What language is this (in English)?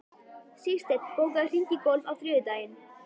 Icelandic